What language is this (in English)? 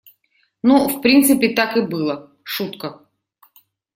Russian